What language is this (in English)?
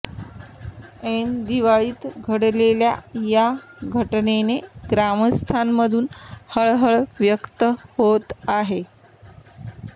Marathi